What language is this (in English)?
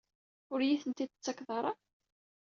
Kabyle